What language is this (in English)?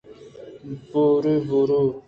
Eastern Balochi